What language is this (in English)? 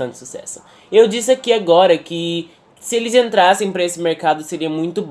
Portuguese